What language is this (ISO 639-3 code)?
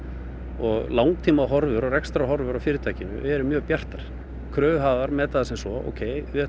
isl